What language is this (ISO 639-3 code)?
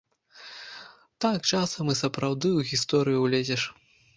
bel